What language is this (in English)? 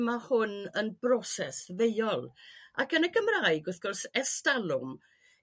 Welsh